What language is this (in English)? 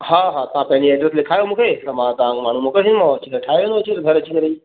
Sindhi